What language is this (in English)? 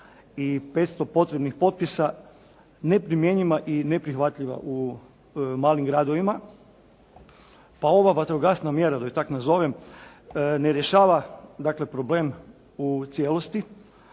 Croatian